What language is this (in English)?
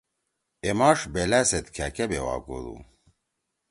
Torwali